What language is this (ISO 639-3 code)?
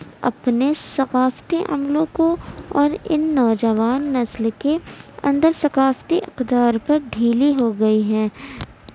urd